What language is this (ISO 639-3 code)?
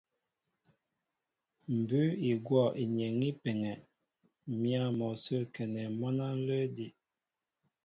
mbo